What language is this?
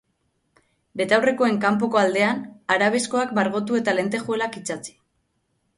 Basque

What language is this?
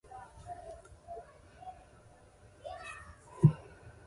Swahili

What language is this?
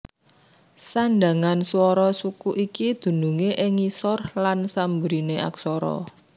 Javanese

